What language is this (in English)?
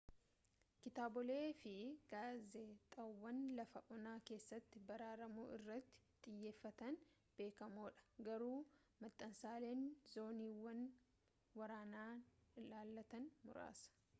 Oromo